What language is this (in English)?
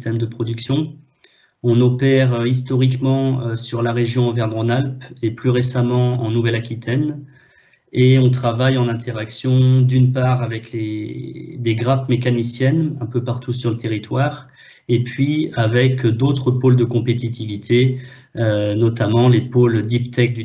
French